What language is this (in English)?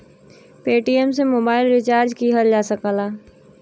Bhojpuri